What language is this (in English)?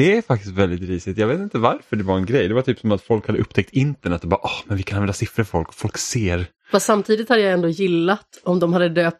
Swedish